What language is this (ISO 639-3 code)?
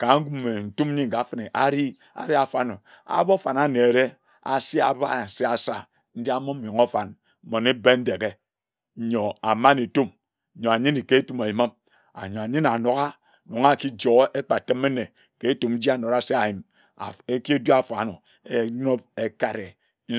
etu